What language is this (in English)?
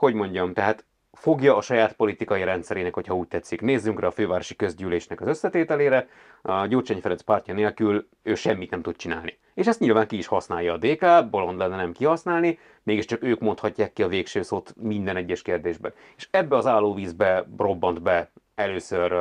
Hungarian